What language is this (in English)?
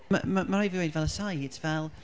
Welsh